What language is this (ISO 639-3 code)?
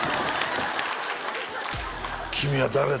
jpn